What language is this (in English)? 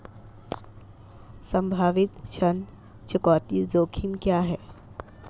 Hindi